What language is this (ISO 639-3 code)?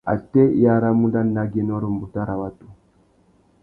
bag